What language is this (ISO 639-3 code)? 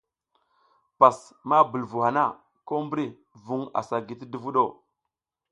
giz